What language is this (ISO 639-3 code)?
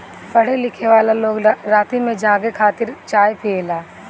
bho